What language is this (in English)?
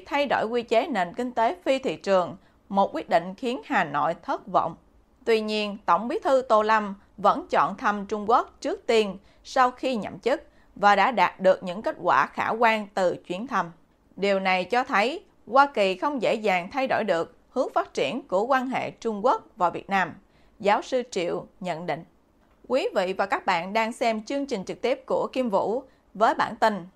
Vietnamese